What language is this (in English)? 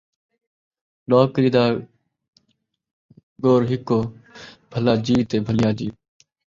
Saraiki